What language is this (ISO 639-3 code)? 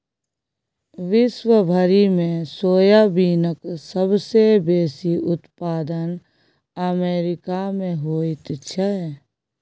mai